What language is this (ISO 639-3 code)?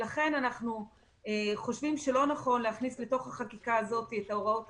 heb